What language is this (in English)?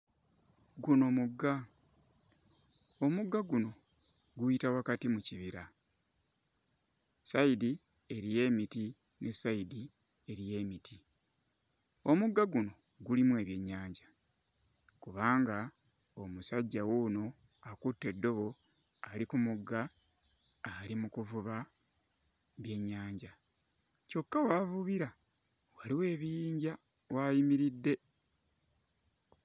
Ganda